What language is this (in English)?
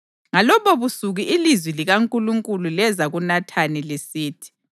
North Ndebele